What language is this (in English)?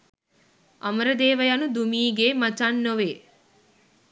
Sinhala